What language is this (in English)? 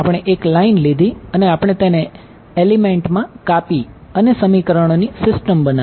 Gujarati